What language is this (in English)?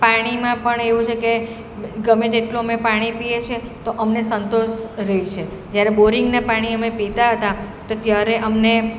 Gujarati